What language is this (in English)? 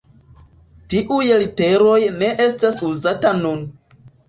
Esperanto